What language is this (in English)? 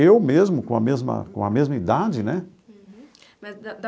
Portuguese